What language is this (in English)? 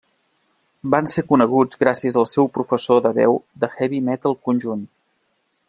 Catalan